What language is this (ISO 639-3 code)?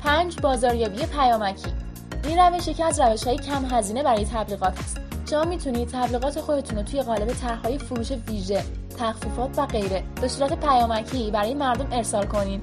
fas